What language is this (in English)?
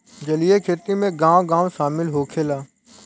Bhojpuri